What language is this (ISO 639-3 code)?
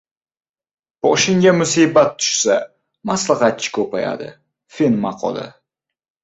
uzb